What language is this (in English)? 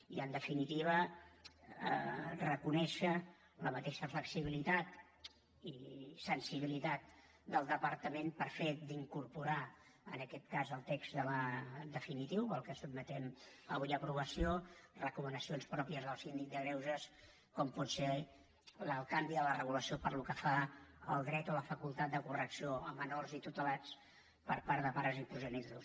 Catalan